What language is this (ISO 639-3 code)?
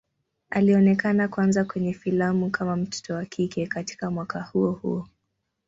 swa